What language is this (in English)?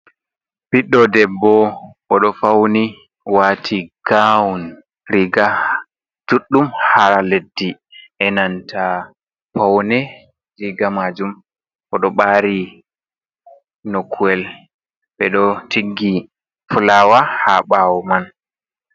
Fula